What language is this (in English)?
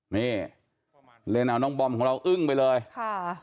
Thai